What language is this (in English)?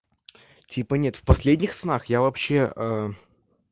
Russian